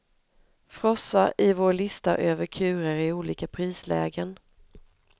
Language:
Swedish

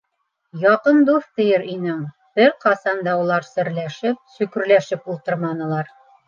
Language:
Bashkir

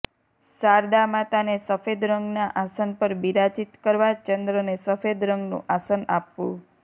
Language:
Gujarati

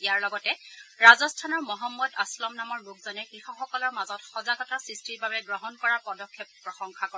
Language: Assamese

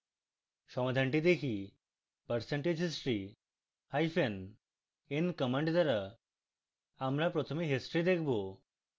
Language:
Bangla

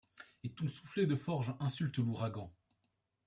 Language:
French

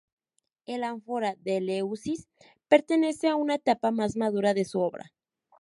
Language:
Spanish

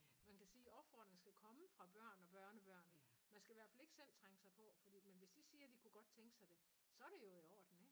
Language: Danish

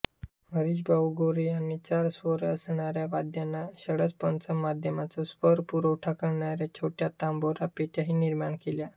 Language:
Marathi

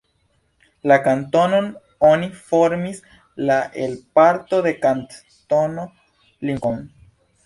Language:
Esperanto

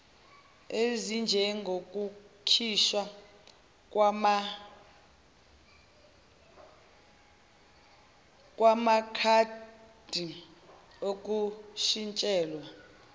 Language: Zulu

